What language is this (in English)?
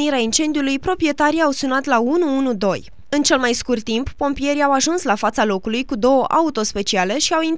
Romanian